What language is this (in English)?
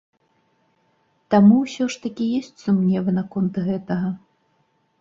Belarusian